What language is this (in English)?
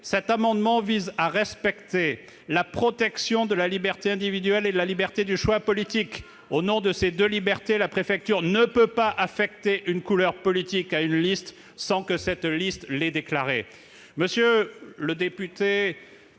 French